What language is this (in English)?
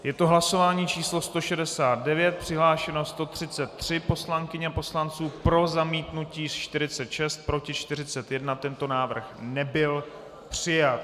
Czech